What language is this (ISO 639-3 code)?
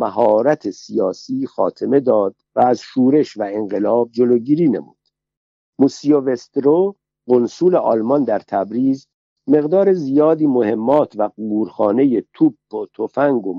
fas